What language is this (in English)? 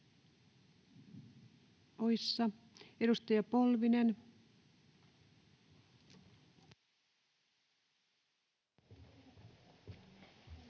Finnish